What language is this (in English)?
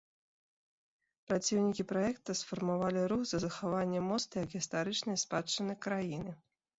Belarusian